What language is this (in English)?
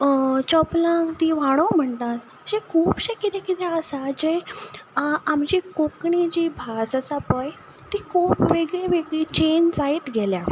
Konkani